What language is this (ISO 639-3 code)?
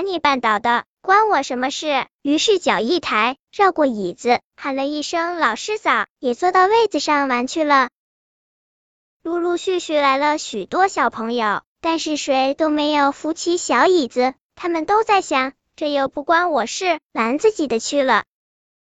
zho